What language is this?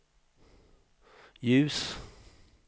Swedish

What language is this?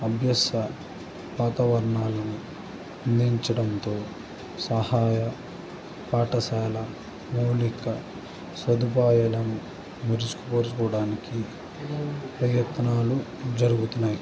Telugu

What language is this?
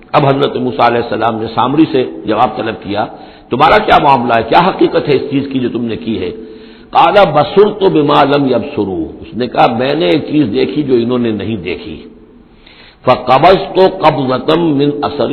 Urdu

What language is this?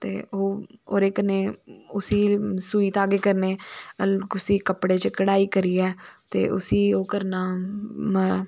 Dogri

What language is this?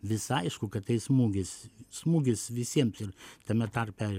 Lithuanian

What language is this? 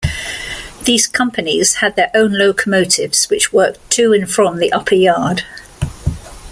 English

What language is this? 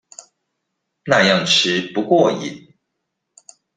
Chinese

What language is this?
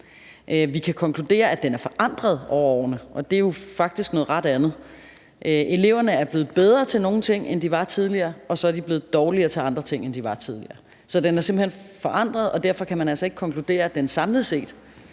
Danish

